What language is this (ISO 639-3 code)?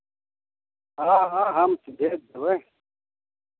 mai